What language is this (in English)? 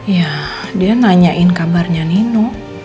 Indonesian